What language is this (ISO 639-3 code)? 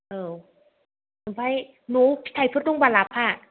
brx